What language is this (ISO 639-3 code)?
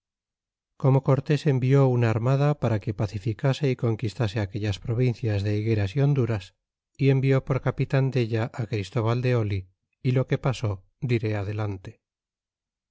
spa